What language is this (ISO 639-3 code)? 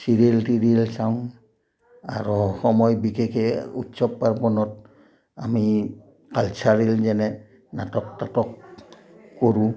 asm